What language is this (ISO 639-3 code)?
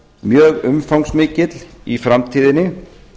isl